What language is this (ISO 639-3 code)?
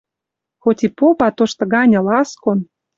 mrj